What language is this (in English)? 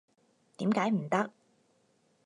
Cantonese